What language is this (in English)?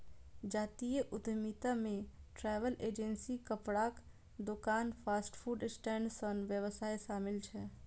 Maithili